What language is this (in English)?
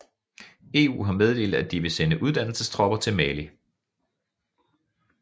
Danish